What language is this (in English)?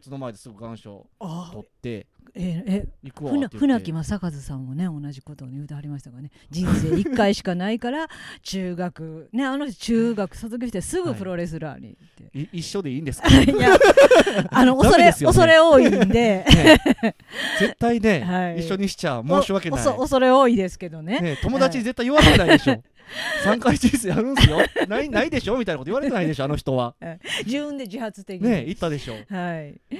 Japanese